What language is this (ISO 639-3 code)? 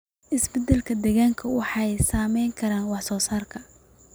som